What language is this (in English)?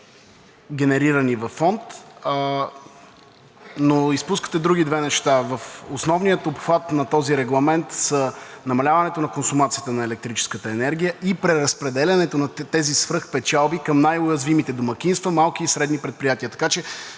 Bulgarian